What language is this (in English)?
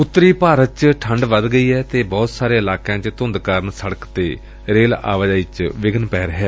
Punjabi